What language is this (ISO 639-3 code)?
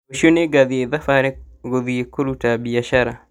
kik